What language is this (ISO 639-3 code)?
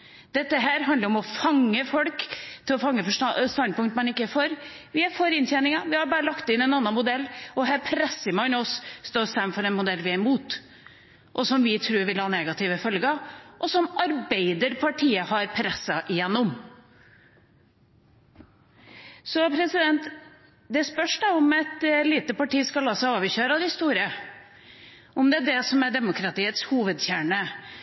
nob